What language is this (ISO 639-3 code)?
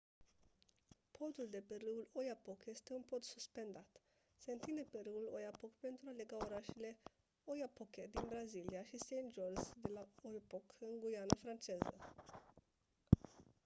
ron